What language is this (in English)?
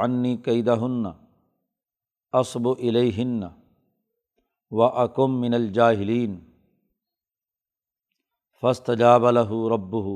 Urdu